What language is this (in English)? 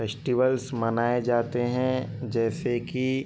Urdu